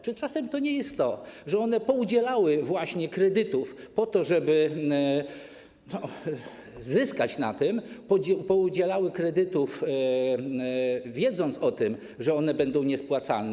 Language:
Polish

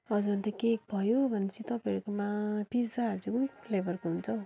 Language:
Nepali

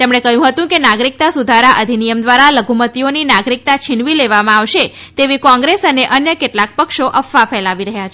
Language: Gujarati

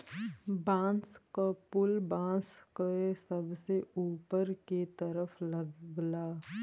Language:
Bhojpuri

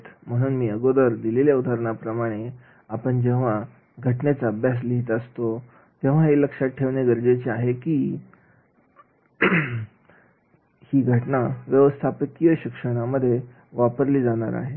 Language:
Marathi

